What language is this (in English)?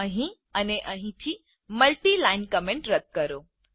Gujarati